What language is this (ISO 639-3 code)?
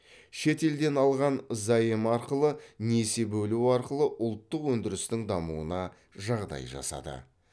kaz